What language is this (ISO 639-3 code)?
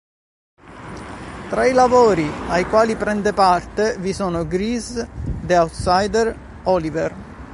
ita